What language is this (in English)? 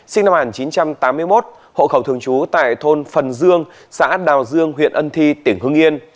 Vietnamese